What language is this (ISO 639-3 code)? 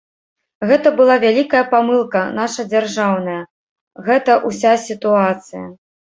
bel